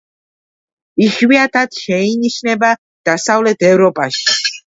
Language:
Georgian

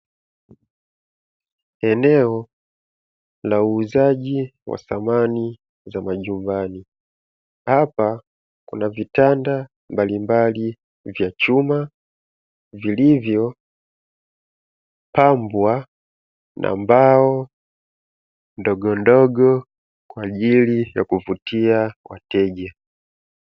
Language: Swahili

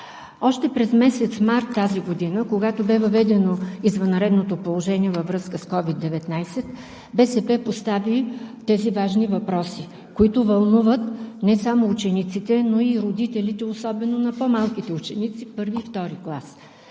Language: Bulgarian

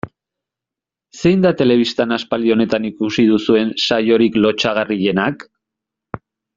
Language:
Basque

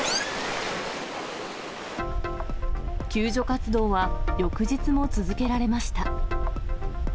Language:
Japanese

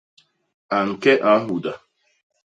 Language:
Basaa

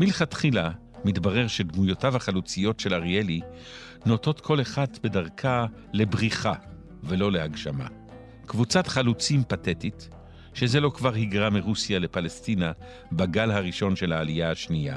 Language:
Hebrew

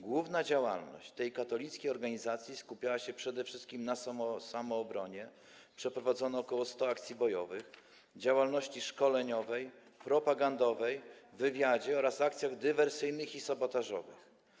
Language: Polish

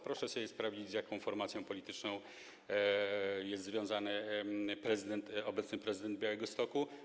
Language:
Polish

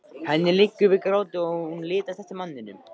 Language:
Icelandic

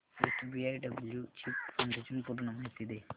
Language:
Marathi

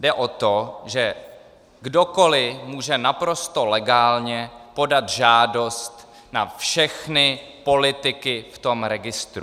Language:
Czech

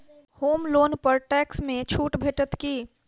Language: Maithili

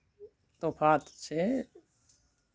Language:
Santali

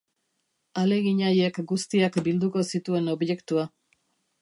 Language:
Basque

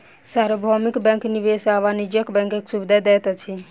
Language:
Maithili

